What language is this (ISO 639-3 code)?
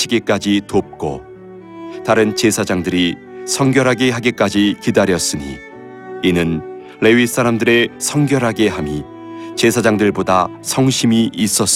kor